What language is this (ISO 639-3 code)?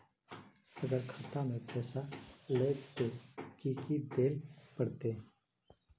mag